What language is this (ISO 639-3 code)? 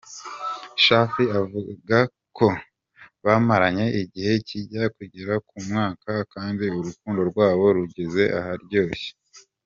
kin